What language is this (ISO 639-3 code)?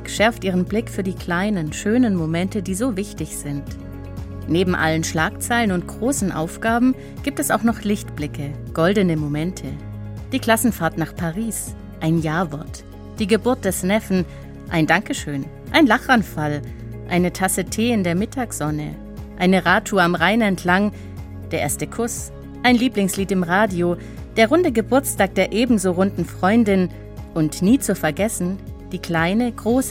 deu